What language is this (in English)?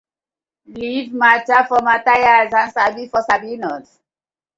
Nigerian Pidgin